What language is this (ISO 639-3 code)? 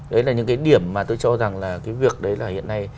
vie